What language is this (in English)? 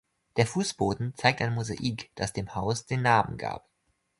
German